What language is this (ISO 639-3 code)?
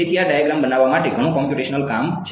guj